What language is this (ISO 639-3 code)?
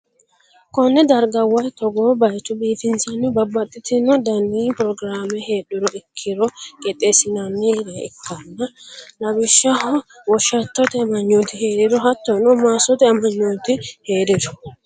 sid